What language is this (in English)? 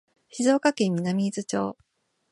Japanese